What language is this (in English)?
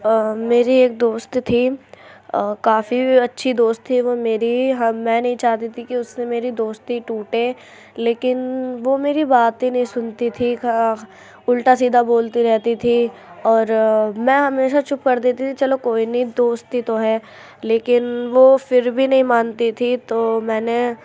Urdu